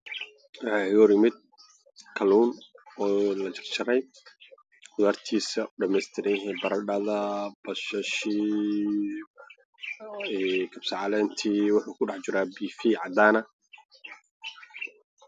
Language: Somali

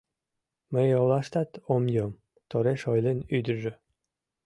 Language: Mari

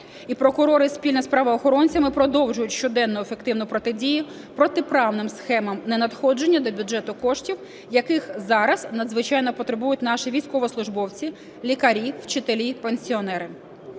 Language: Ukrainian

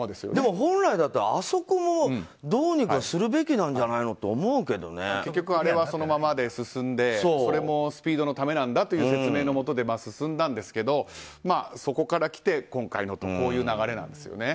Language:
Japanese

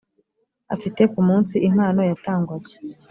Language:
Kinyarwanda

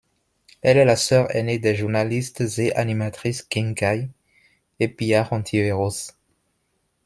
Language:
French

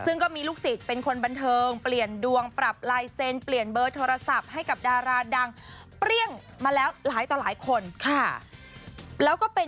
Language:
Thai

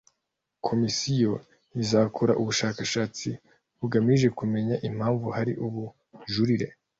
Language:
Kinyarwanda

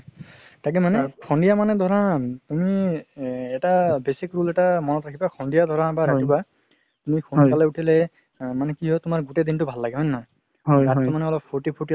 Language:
Assamese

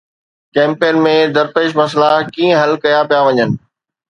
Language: Sindhi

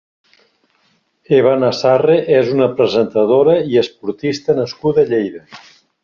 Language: Catalan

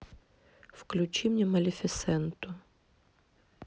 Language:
Russian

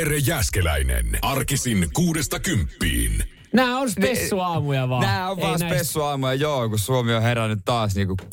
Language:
Finnish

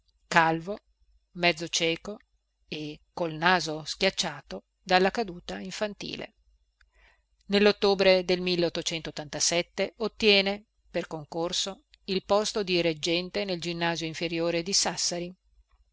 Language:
Italian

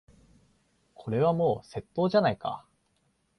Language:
Japanese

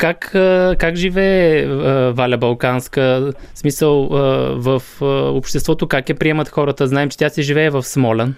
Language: Bulgarian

